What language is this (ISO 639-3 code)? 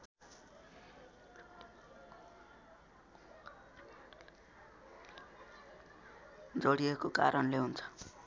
nep